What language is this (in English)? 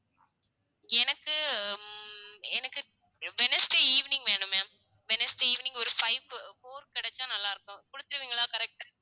Tamil